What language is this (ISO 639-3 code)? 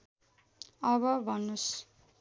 nep